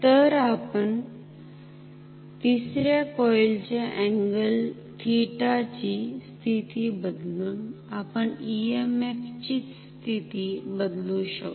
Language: Marathi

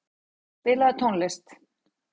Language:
Icelandic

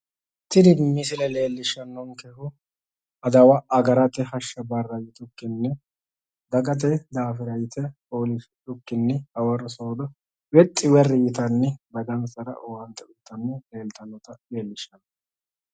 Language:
Sidamo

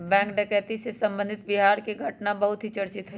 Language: Magahi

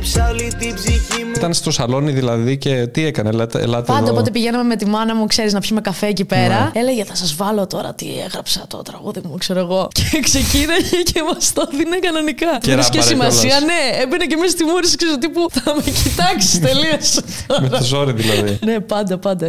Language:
Greek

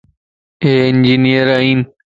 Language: Lasi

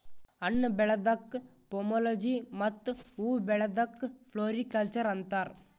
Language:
Kannada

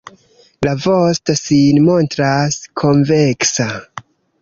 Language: Esperanto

